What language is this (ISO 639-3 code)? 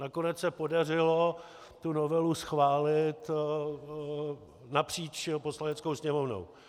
ces